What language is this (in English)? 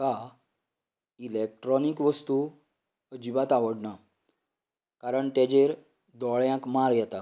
Konkani